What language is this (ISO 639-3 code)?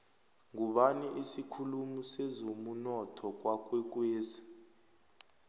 nbl